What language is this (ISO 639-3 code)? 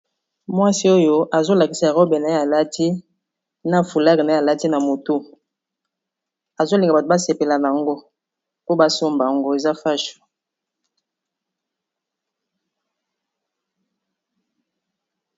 lin